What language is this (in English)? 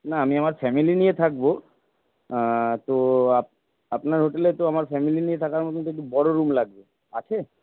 Bangla